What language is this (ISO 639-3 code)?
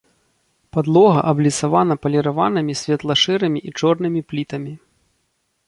bel